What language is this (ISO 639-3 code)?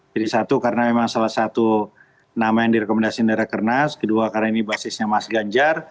ind